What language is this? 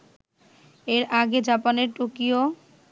Bangla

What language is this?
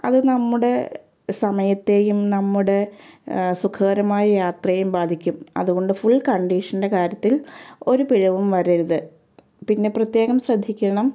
Malayalam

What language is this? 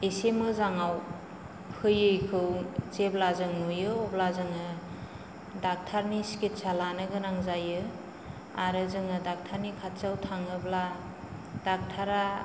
Bodo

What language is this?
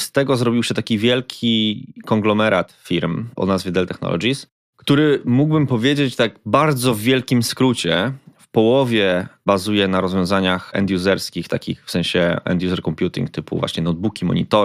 Polish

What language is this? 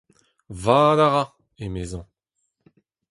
Breton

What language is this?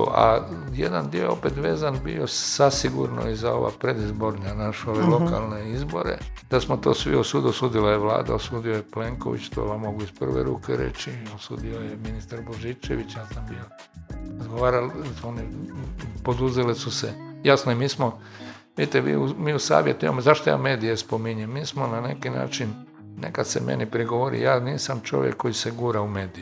Croatian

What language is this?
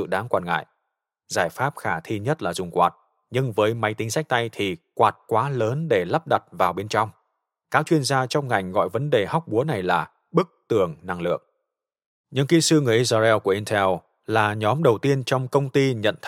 Vietnamese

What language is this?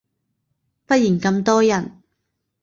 Cantonese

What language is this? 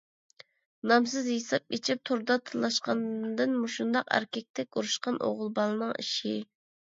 Uyghur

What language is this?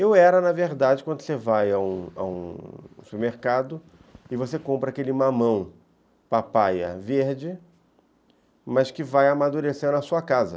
Portuguese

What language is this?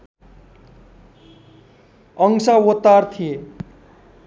Nepali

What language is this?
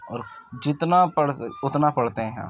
Urdu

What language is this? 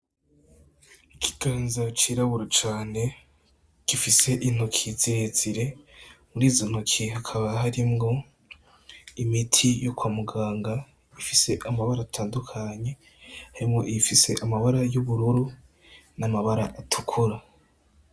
Rundi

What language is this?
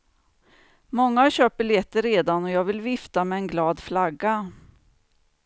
Swedish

